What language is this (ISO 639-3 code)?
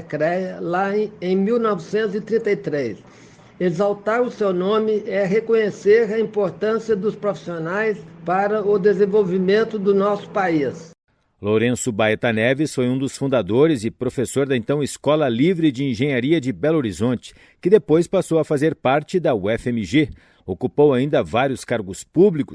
por